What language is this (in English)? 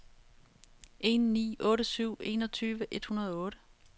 Danish